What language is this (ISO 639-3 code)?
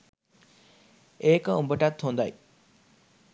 sin